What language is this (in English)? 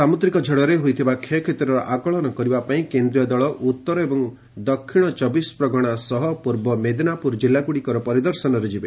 Odia